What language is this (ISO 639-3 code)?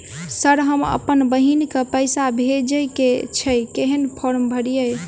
mai